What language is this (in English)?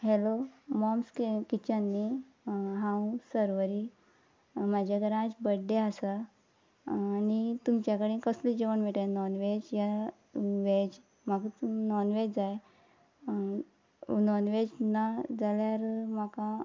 Konkani